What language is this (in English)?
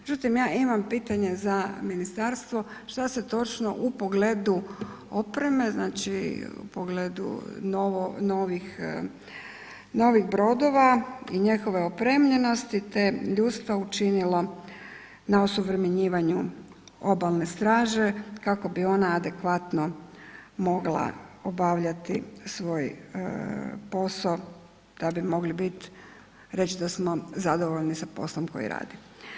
Croatian